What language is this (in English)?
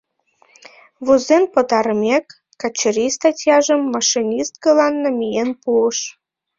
Mari